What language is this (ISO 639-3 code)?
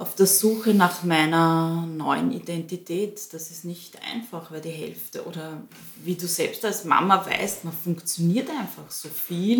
deu